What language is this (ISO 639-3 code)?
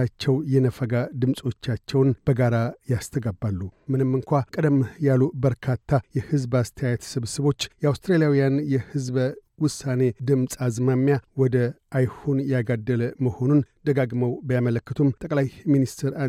amh